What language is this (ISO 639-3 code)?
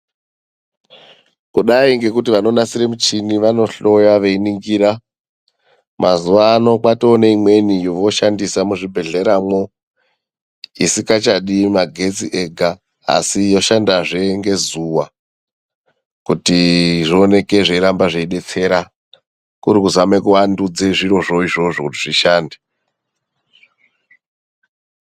ndc